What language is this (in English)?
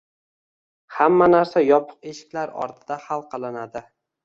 Uzbek